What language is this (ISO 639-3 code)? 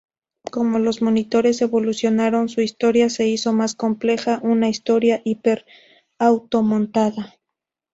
spa